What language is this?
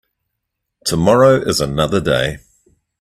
English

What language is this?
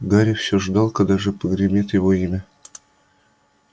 Russian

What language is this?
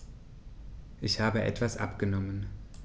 German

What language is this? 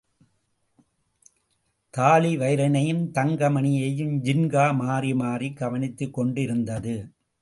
Tamil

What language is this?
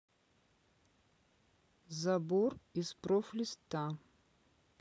Russian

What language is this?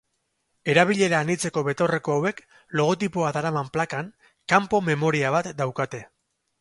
Basque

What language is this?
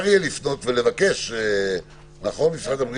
Hebrew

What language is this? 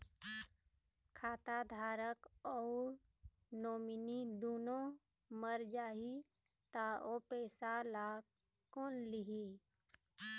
Chhattisgarhi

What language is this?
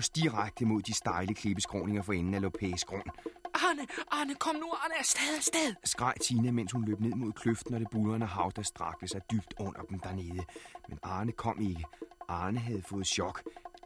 Danish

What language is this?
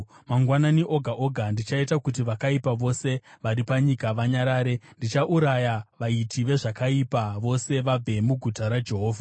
Shona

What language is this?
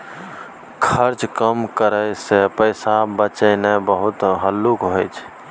Maithili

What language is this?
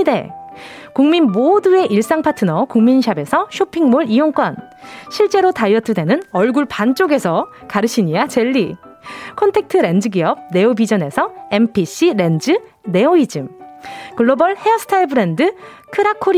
Korean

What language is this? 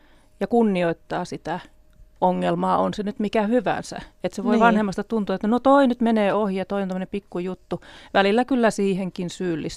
Finnish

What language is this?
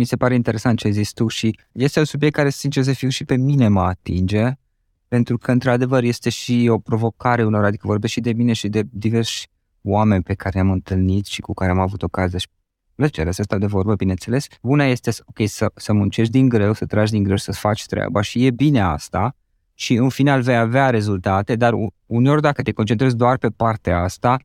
Romanian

